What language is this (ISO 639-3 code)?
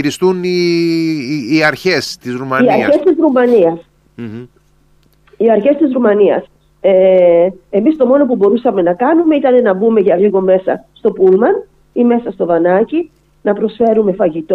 ell